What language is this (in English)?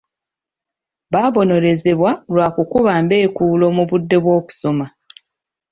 Ganda